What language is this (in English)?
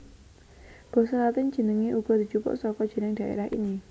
Javanese